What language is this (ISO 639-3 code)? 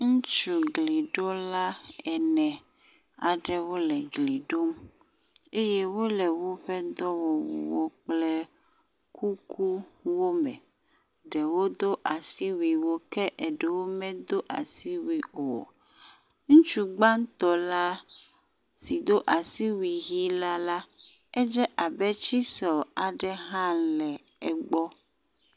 ewe